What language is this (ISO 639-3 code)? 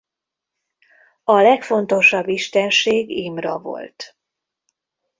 hun